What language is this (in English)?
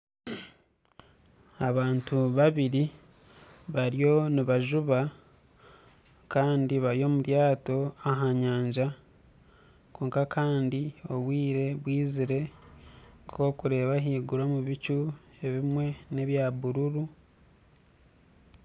Nyankole